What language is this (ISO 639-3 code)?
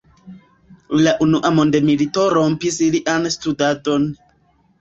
epo